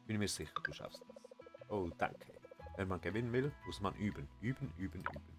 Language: German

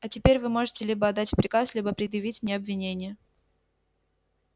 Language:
Russian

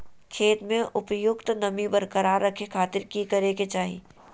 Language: Magahi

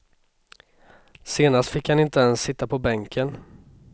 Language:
Swedish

